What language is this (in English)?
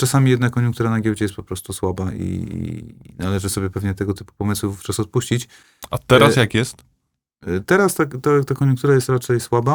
Polish